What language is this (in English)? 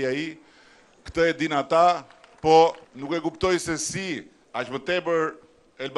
Romanian